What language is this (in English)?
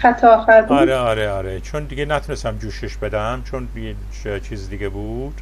Persian